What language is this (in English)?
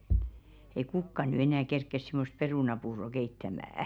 Finnish